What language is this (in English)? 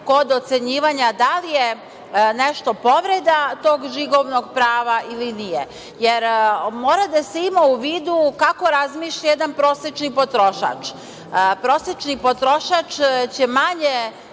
Serbian